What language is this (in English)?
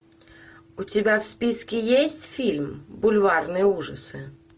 Russian